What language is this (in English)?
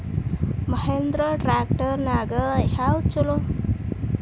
Kannada